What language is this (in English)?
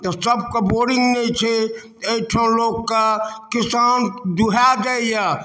Maithili